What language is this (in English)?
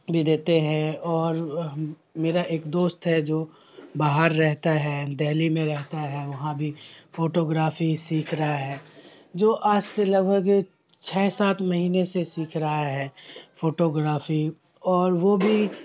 Urdu